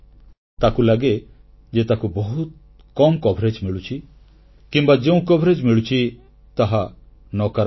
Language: Odia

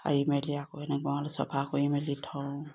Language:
Assamese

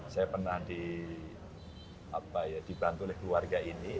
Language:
Indonesian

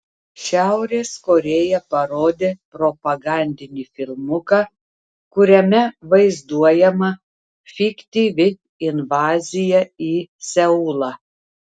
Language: Lithuanian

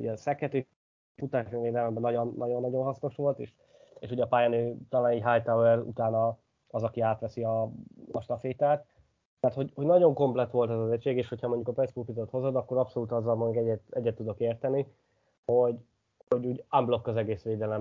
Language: Hungarian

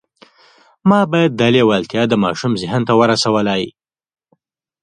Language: Pashto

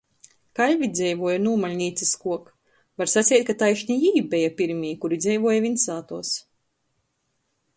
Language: Latgalian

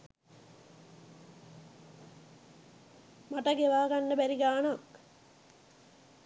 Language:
Sinhala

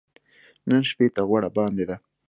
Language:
Pashto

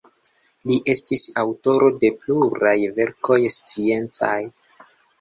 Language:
Esperanto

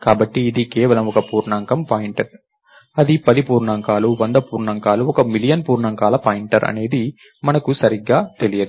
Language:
Telugu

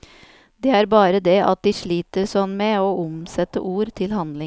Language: Norwegian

